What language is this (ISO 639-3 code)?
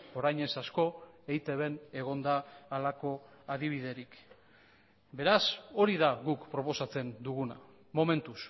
eus